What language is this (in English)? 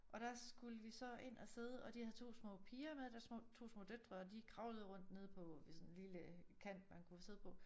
Danish